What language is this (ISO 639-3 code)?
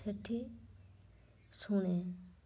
ori